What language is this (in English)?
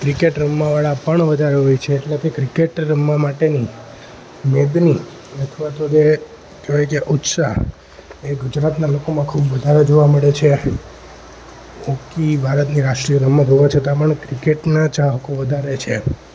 Gujarati